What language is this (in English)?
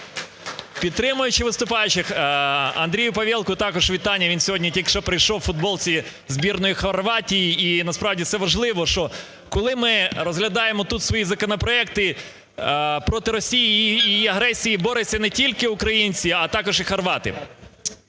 Ukrainian